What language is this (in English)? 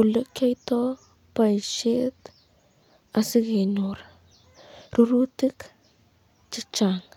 Kalenjin